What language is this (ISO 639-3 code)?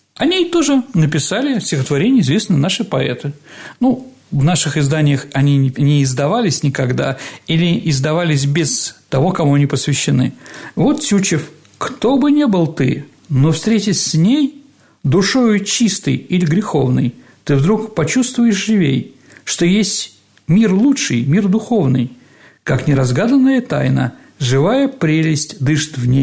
rus